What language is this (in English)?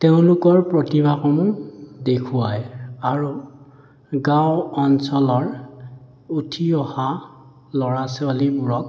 Assamese